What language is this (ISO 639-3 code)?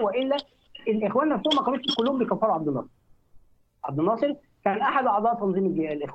ara